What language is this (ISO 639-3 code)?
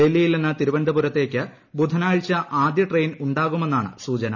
mal